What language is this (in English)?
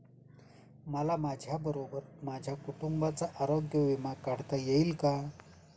Marathi